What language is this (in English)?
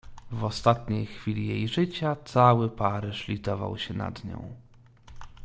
Polish